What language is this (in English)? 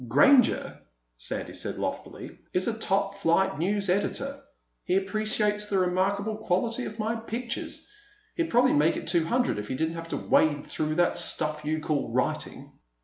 English